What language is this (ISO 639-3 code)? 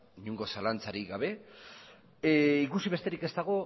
eus